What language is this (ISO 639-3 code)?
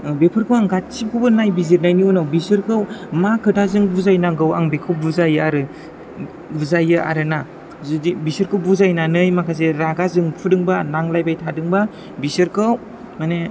brx